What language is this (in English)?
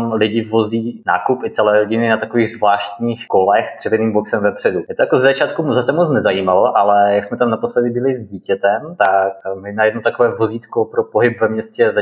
Czech